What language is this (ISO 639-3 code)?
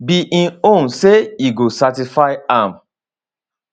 pcm